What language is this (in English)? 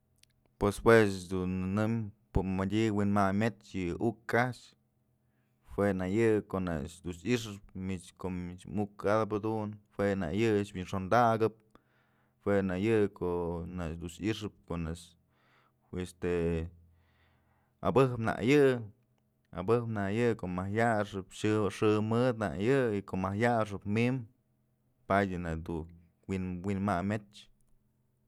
Mazatlán Mixe